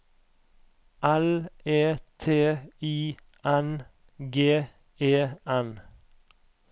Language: Norwegian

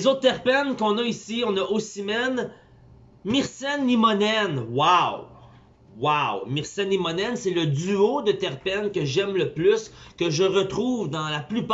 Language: French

